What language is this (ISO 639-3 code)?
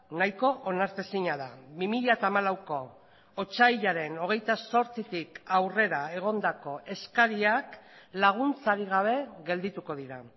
eus